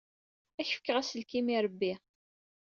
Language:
Kabyle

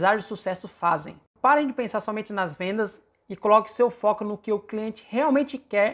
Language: Portuguese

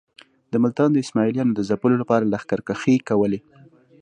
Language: Pashto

